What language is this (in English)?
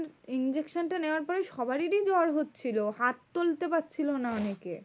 Bangla